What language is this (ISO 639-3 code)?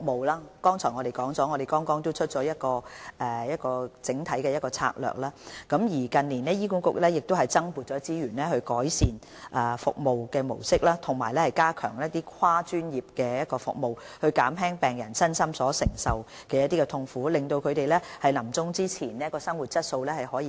yue